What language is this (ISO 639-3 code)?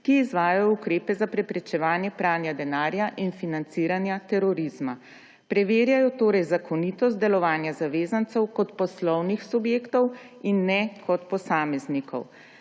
slv